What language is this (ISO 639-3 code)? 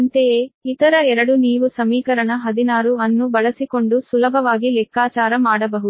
kan